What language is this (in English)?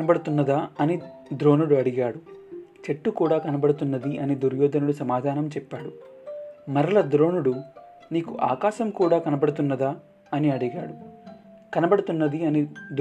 Telugu